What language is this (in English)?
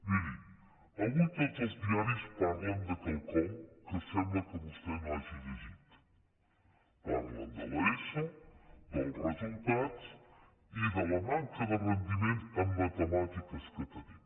Catalan